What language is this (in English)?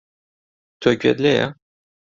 Central Kurdish